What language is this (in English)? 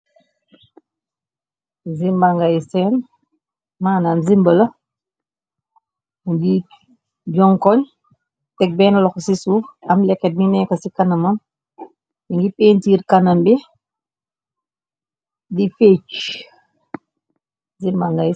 Wolof